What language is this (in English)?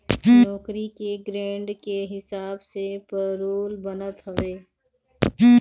Bhojpuri